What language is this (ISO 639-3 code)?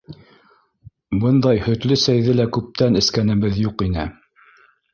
bak